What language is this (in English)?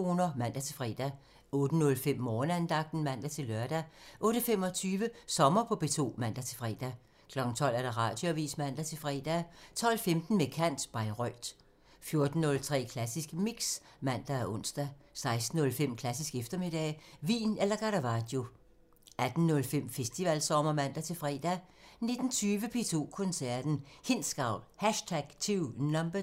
Danish